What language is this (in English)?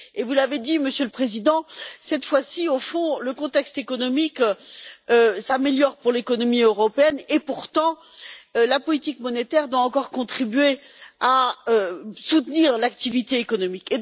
French